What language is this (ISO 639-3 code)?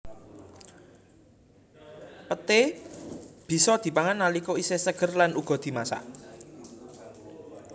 jav